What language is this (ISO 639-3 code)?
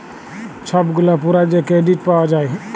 ben